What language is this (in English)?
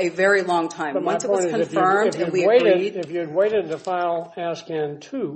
English